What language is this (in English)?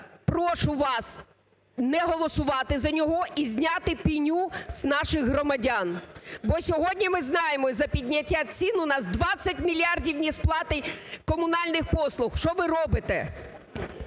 Ukrainian